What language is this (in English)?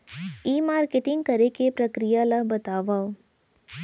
Chhattisgarhi